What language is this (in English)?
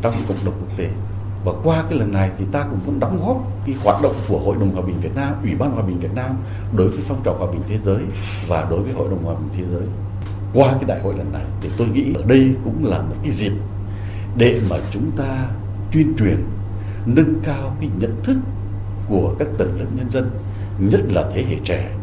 Vietnamese